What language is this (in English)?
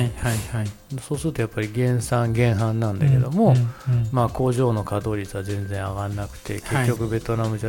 Japanese